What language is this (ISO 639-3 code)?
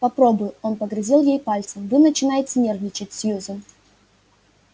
rus